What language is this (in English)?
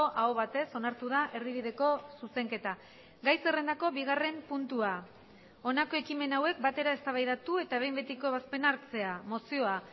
Basque